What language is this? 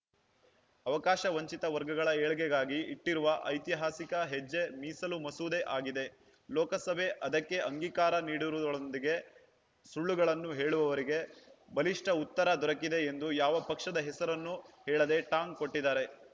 Kannada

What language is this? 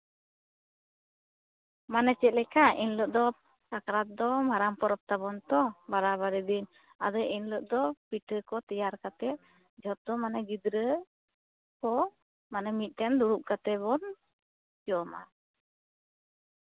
Santali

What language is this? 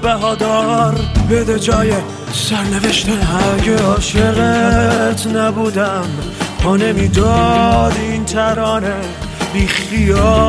Persian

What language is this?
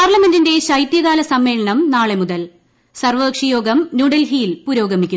Malayalam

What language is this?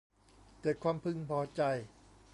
Thai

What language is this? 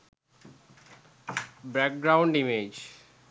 Sinhala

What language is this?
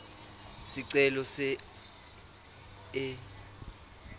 Swati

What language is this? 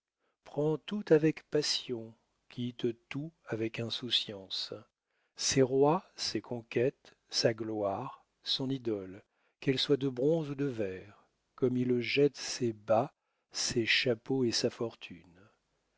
French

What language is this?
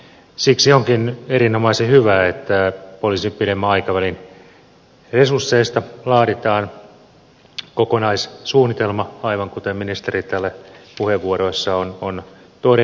Finnish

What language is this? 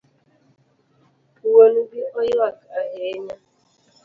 Luo (Kenya and Tanzania)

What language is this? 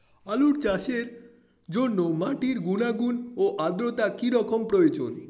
Bangla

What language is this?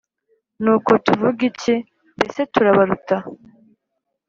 Kinyarwanda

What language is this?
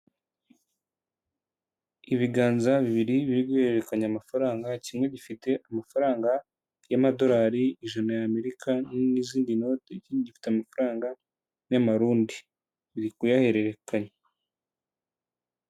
Kinyarwanda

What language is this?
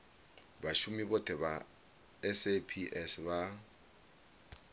Venda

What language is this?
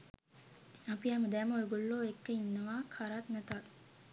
Sinhala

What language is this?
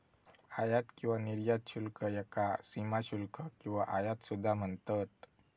Marathi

